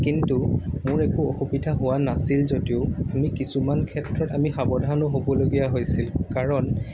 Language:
Assamese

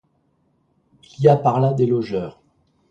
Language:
French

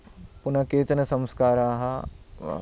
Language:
Sanskrit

